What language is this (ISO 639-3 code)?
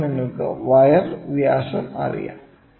mal